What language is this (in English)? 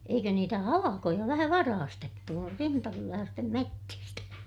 Finnish